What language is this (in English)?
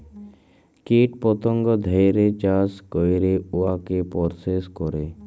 Bangla